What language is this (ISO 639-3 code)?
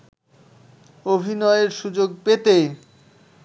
ben